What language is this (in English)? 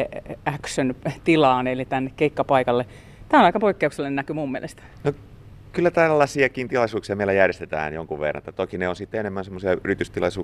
Finnish